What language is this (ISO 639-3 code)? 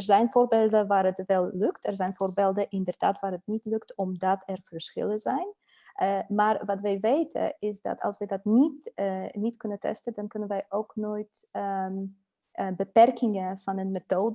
nld